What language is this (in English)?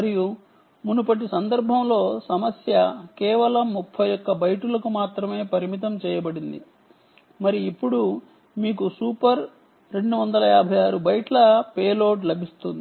Telugu